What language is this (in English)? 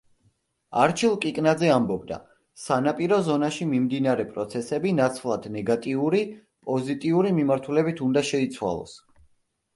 Georgian